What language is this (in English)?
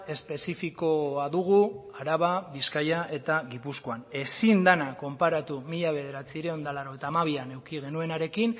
Basque